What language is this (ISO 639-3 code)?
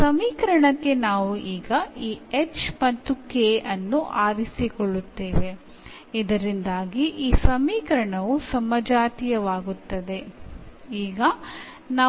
kan